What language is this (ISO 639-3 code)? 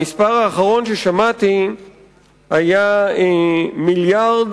heb